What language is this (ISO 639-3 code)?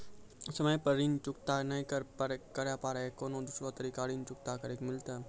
mai